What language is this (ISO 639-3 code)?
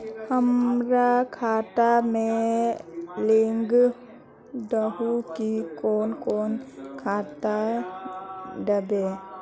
mag